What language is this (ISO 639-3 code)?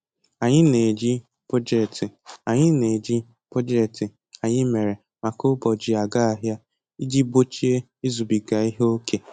ibo